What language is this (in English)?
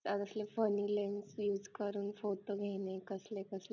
Marathi